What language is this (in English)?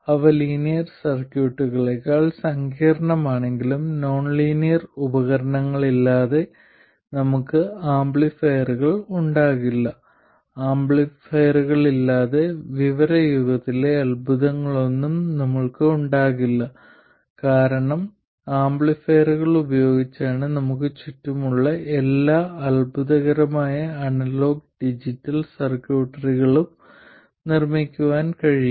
Malayalam